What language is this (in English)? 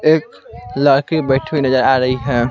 Hindi